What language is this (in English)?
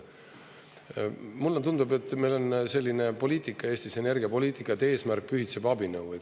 Estonian